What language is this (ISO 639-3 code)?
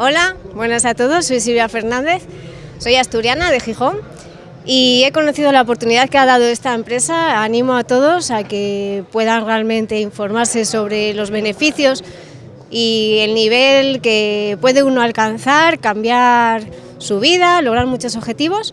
spa